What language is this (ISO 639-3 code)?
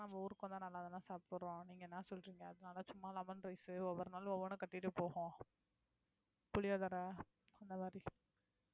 tam